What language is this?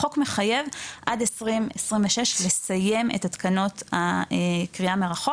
Hebrew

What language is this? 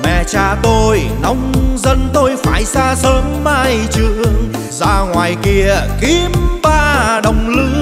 Vietnamese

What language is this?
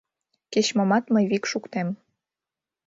Mari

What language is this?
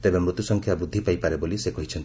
Odia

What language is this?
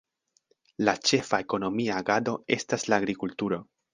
Esperanto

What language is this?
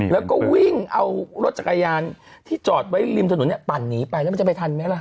Thai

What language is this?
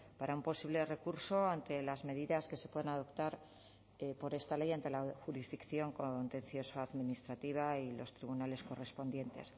Spanish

